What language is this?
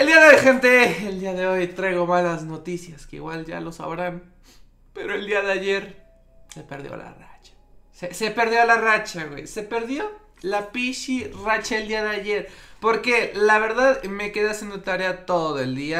Spanish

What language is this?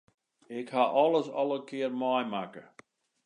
Western Frisian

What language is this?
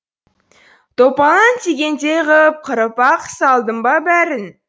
Kazakh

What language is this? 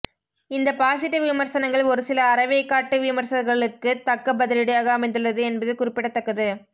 Tamil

